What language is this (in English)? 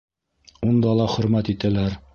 Bashkir